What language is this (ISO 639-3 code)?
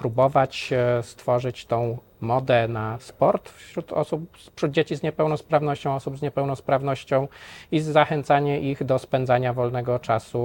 pol